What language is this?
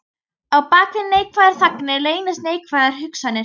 Icelandic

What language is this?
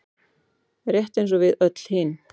Icelandic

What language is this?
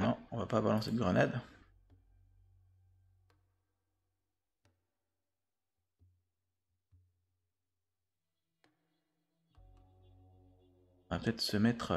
French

